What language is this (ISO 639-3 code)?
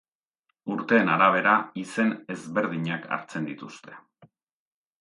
eus